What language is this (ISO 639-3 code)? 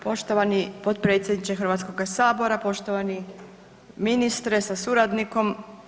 hrv